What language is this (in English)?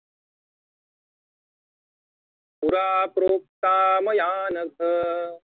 Marathi